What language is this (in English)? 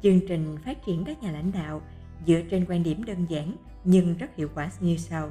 Vietnamese